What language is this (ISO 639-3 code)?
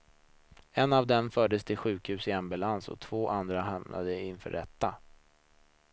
swe